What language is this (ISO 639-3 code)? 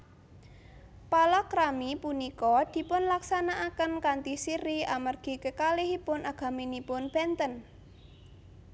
jav